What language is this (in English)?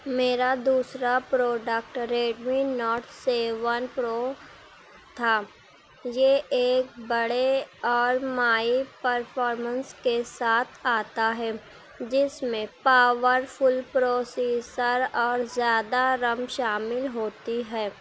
Urdu